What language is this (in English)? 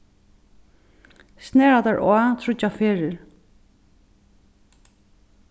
Faroese